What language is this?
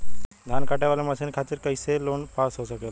Bhojpuri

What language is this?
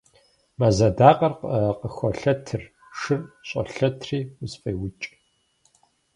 Kabardian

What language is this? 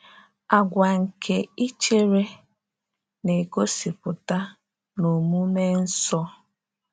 Igbo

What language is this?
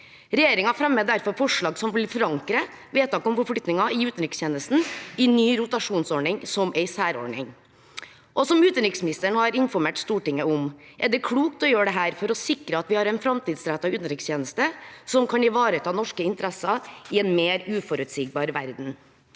Norwegian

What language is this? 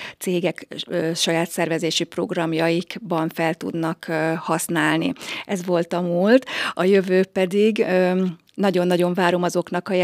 Hungarian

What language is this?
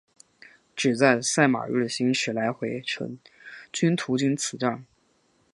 Chinese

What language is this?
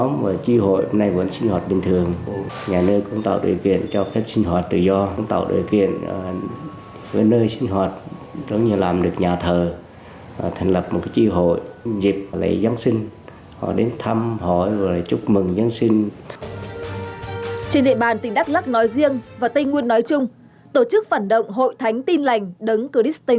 Vietnamese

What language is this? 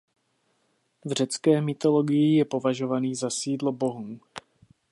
Czech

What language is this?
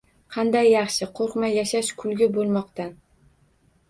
Uzbek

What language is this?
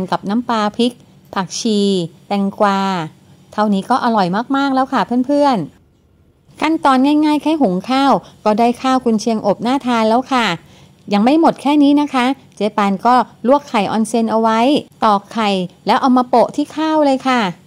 Thai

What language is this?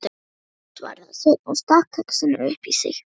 Icelandic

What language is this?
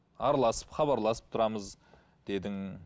Kazakh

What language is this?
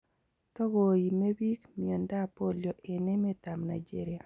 Kalenjin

